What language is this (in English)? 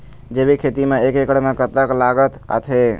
Chhattisgarhi